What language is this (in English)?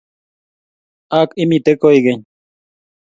Kalenjin